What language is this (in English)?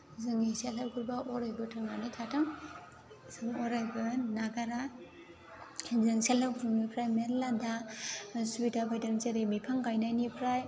Bodo